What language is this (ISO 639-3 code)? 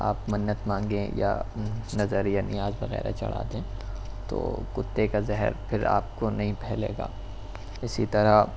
urd